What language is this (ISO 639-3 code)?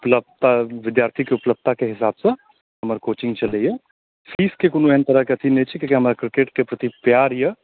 mai